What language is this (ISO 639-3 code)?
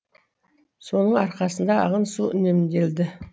kaz